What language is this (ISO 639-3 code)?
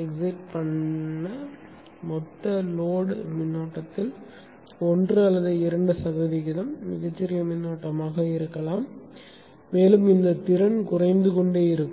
tam